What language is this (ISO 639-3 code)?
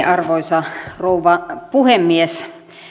fin